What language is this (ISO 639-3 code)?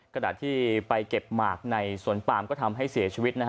tha